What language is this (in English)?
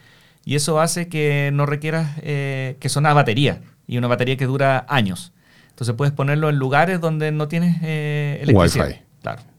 Spanish